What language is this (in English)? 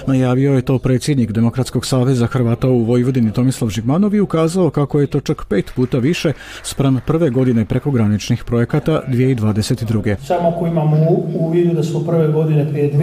Croatian